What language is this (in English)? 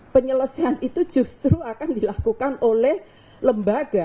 Indonesian